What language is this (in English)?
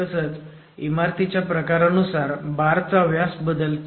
Marathi